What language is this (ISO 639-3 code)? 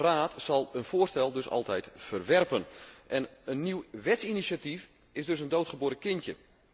nld